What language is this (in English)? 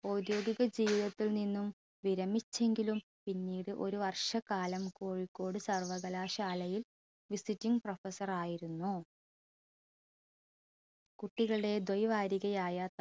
Malayalam